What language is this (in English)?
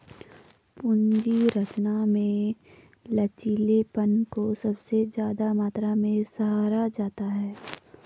Hindi